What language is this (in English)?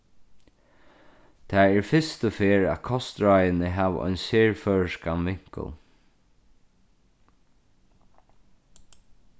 Faroese